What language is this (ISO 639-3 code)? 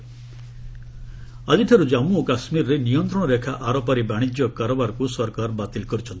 ori